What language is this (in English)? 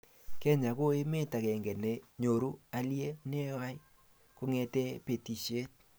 Kalenjin